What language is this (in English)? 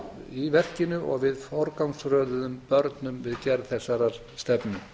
Icelandic